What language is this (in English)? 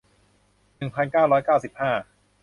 Thai